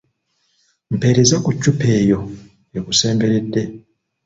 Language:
Ganda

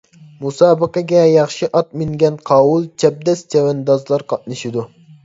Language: Uyghur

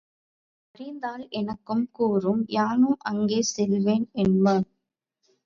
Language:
Tamil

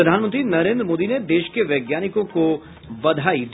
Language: Hindi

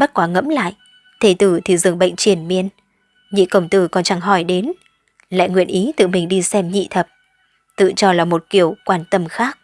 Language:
Vietnamese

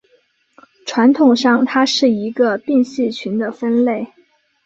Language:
Chinese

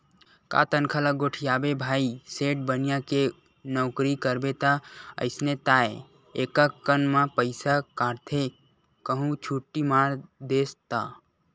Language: Chhattisgarhi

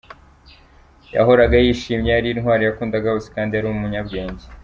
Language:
Kinyarwanda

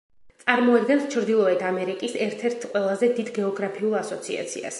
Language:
Georgian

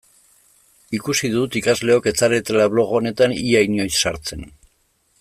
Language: Basque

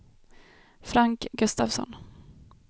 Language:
Swedish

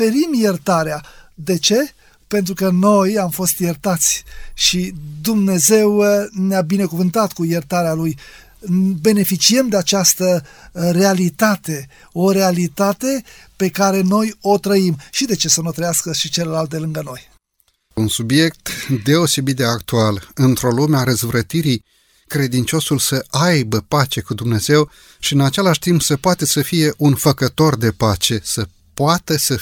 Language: Romanian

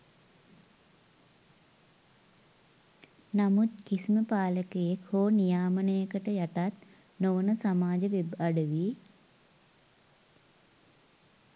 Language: Sinhala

